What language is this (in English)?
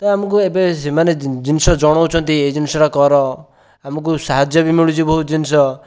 Odia